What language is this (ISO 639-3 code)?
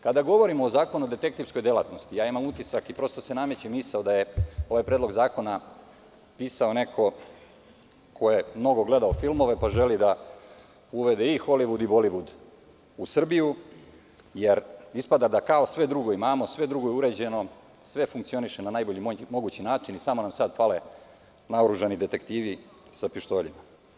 srp